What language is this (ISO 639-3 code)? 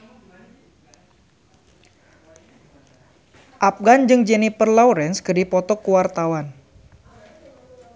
sun